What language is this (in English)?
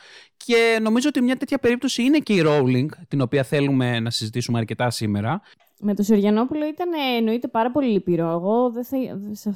Greek